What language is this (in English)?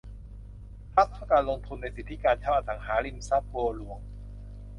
Thai